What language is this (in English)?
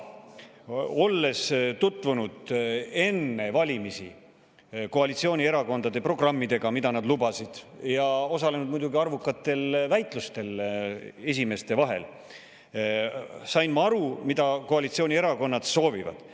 Estonian